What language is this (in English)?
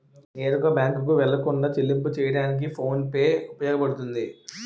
Telugu